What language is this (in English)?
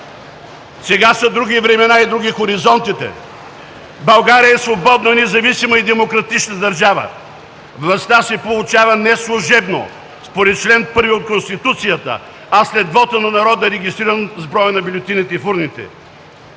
Bulgarian